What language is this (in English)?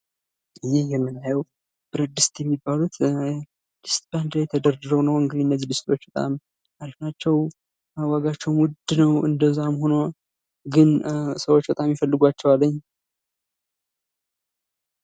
Amharic